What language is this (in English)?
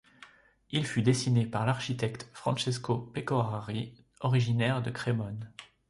French